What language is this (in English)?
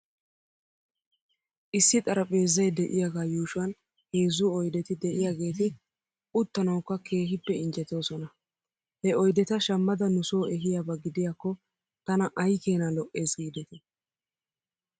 Wolaytta